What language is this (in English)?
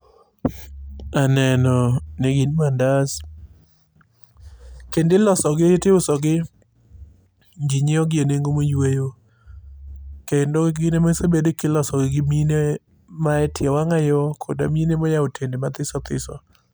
Luo (Kenya and Tanzania)